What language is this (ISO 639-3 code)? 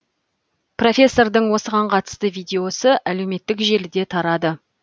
kaz